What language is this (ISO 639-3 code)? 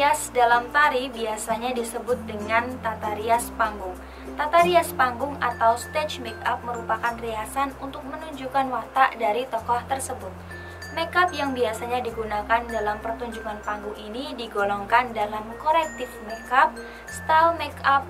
ind